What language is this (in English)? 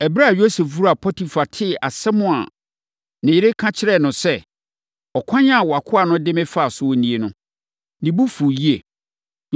Akan